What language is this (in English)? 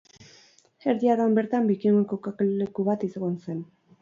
Basque